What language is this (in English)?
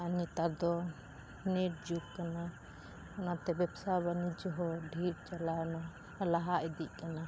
Santali